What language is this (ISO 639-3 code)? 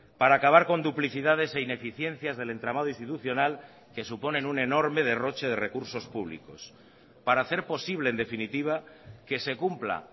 spa